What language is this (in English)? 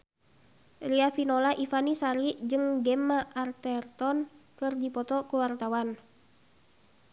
Sundanese